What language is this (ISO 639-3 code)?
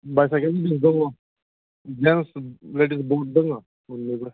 brx